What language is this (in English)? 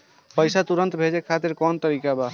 Bhojpuri